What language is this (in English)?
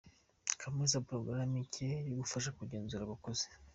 Kinyarwanda